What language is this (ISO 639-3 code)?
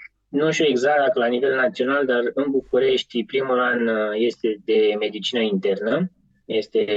ron